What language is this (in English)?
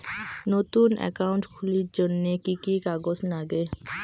Bangla